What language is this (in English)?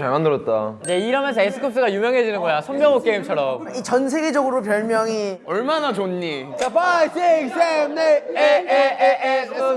Korean